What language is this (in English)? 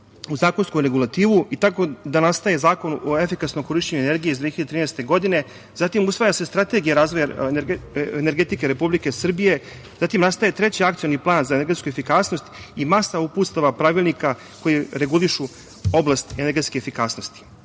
Serbian